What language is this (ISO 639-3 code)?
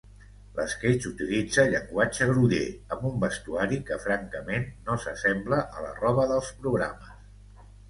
cat